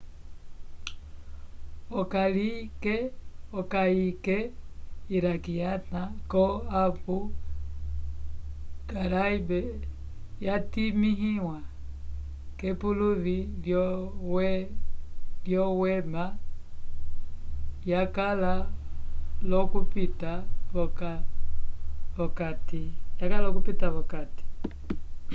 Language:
Umbundu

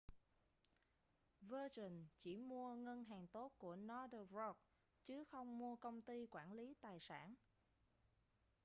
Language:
Vietnamese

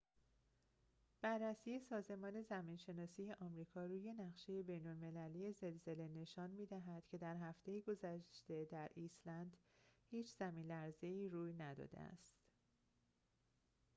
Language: Persian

